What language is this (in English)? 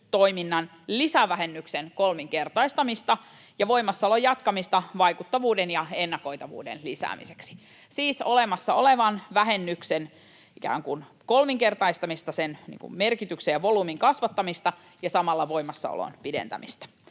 Finnish